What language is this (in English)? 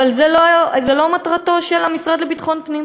Hebrew